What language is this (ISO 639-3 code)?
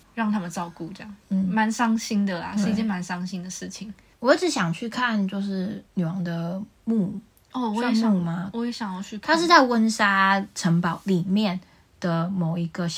zho